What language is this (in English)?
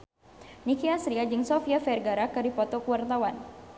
Sundanese